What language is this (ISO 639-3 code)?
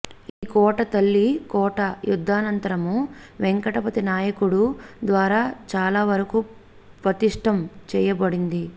tel